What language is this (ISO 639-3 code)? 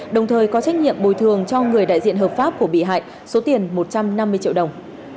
vie